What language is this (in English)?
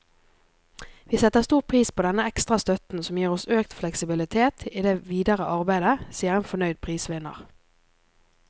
Norwegian